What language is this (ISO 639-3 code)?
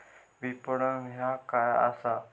mar